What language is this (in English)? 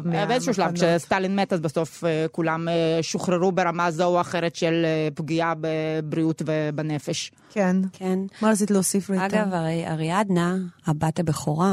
Hebrew